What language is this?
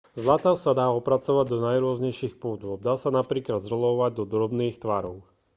Slovak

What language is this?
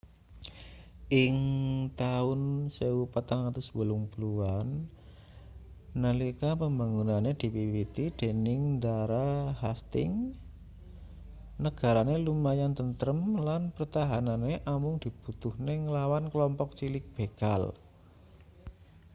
Javanese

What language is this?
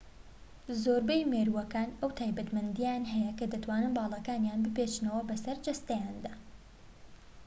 Central Kurdish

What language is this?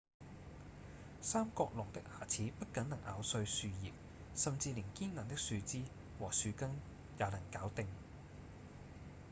Cantonese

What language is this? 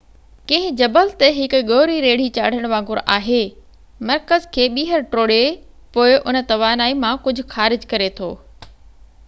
Sindhi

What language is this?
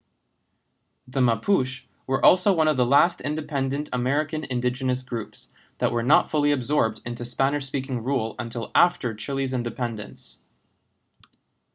English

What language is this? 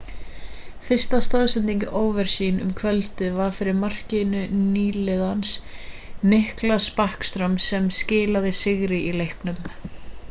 Icelandic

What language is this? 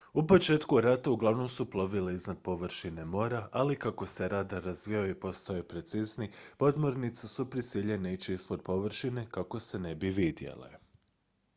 Croatian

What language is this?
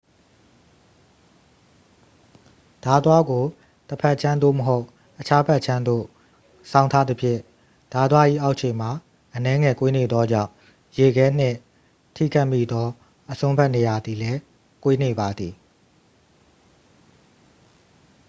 Burmese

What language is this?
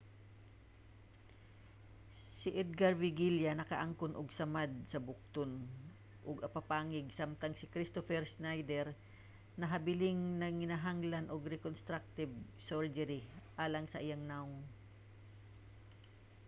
Cebuano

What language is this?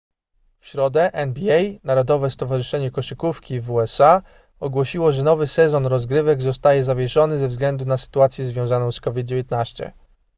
Polish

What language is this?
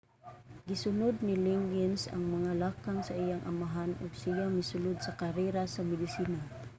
Cebuano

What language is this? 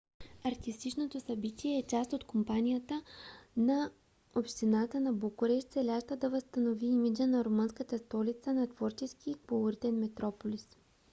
Bulgarian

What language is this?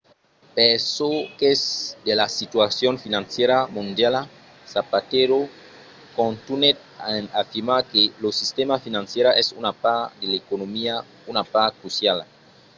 Occitan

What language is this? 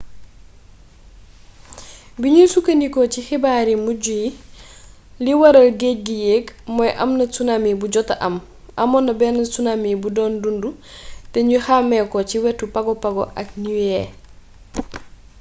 Wolof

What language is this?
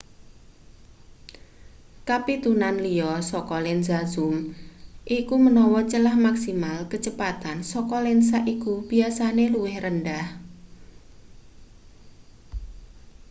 Javanese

